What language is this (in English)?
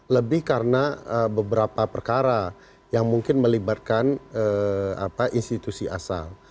Indonesian